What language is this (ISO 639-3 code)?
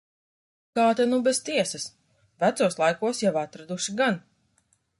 lav